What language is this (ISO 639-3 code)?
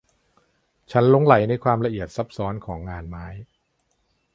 tha